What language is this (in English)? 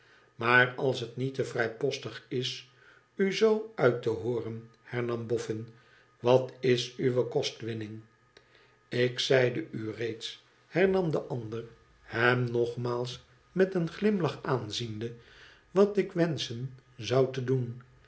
Dutch